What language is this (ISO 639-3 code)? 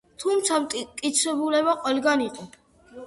kat